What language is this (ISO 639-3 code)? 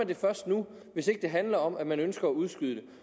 dan